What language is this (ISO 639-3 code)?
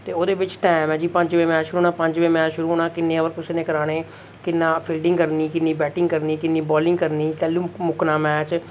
doi